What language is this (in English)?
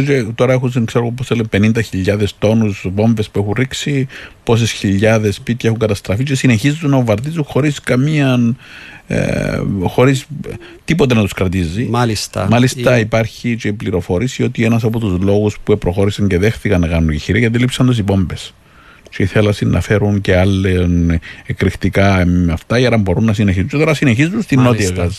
Greek